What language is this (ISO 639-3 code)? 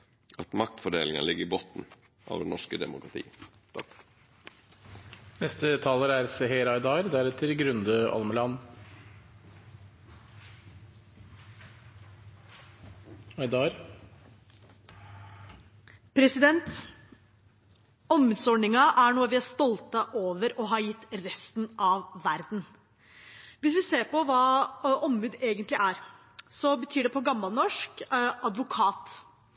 nno